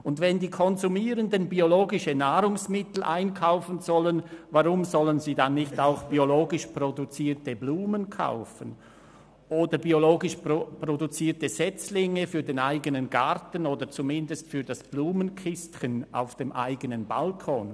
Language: Swiss German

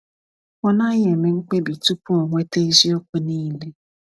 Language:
Igbo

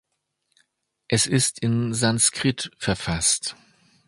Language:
German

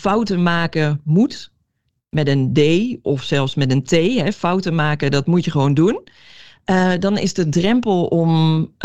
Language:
Dutch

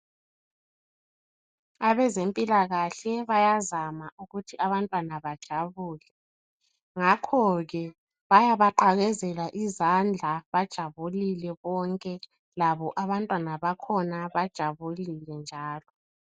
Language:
North Ndebele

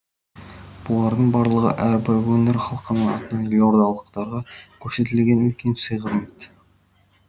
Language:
Kazakh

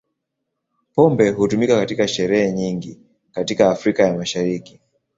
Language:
Swahili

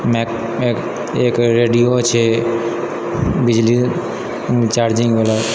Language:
Maithili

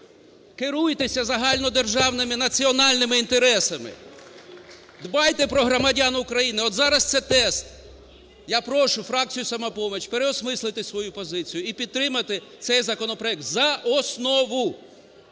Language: Ukrainian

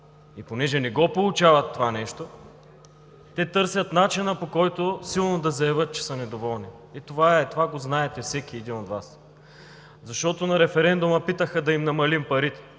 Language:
Bulgarian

